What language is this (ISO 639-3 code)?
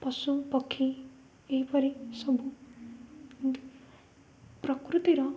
ori